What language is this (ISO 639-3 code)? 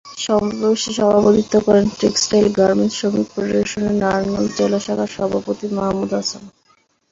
ben